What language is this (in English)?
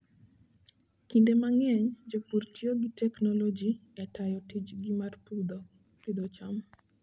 Luo (Kenya and Tanzania)